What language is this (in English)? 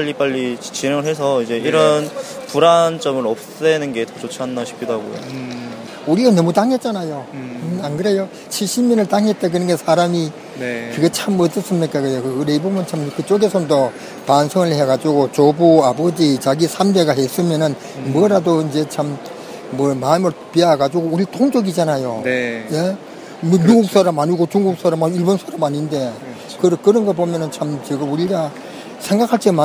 Korean